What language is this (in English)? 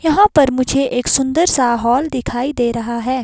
Hindi